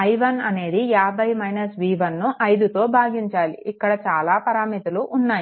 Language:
Telugu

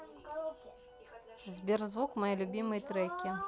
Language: Russian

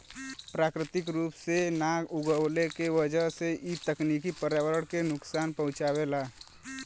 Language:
Bhojpuri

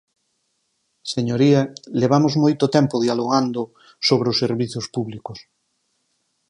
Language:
Galician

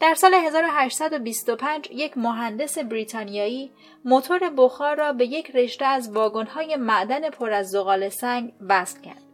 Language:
Persian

